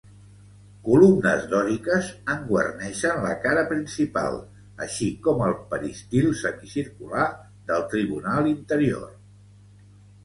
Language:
Catalan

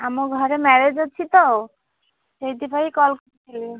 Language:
Odia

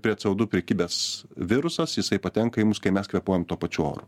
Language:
Lithuanian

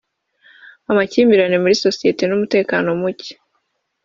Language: Kinyarwanda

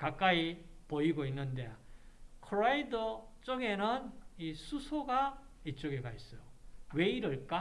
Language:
Korean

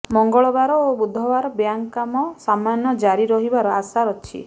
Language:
Odia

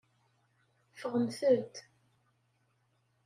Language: Kabyle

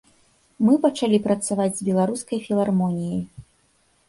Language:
Belarusian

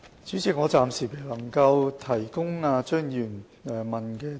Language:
Cantonese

